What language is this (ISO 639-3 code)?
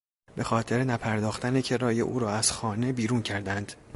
fas